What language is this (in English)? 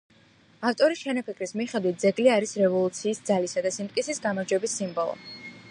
Georgian